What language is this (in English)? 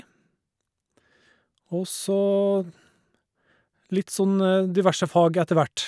Norwegian